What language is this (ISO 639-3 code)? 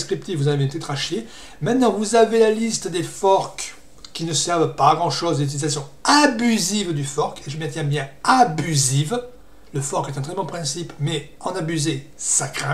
fra